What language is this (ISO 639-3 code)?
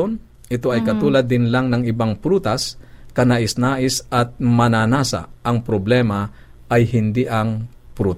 fil